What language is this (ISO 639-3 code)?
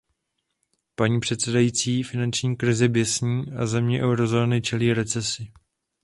ces